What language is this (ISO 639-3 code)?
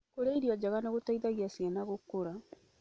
kik